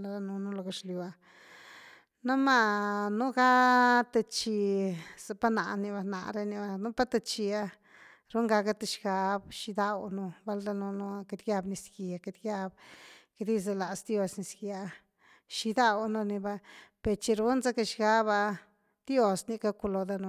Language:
Güilá Zapotec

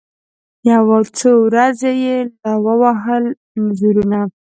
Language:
Pashto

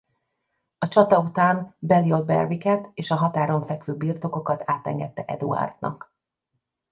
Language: Hungarian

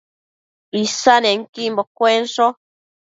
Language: Matsés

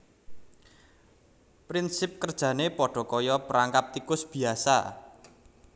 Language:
Javanese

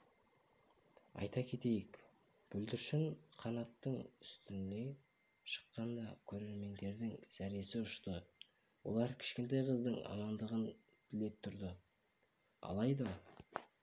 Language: Kazakh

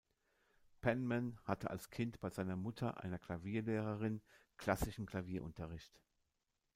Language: German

